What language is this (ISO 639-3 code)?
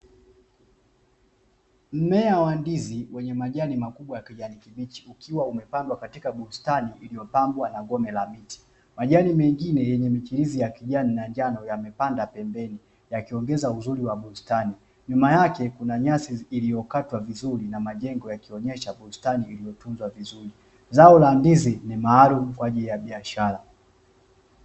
swa